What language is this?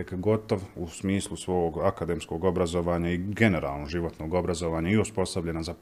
Croatian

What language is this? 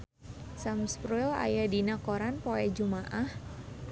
Sundanese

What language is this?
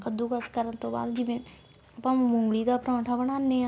Punjabi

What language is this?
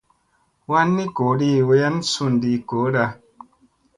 Musey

